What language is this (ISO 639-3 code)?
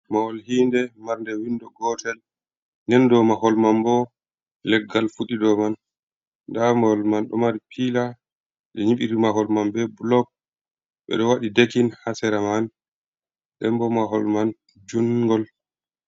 ful